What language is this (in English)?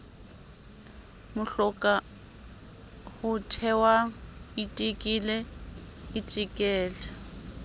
Southern Sotho